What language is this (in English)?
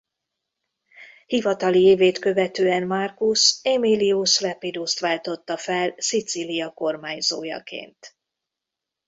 Hungarian